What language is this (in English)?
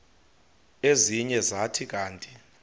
Xhosa